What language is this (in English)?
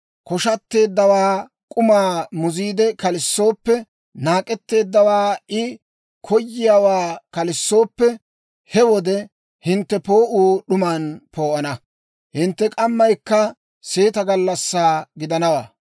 Dawro